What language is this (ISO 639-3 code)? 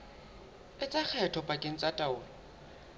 sot